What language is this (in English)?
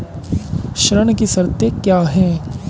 Hindi